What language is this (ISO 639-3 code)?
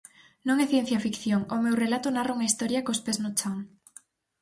glg